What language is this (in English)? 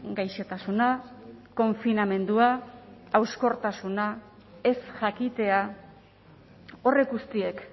Basque